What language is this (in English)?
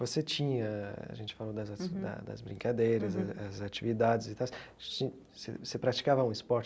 Portuguese